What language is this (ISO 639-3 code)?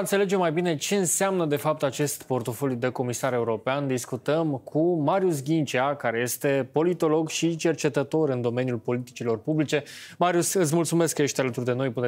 ron